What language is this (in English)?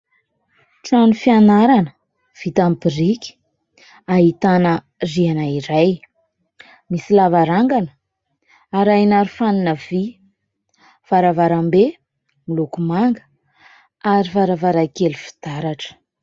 Malagasy